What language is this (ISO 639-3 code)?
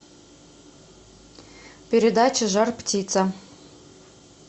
rus